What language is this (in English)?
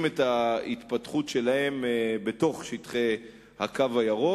Hebrew